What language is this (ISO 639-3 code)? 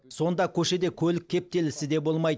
kaz